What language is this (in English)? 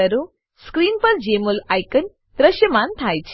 Gujarati